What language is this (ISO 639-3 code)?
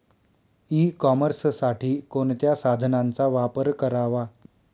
mar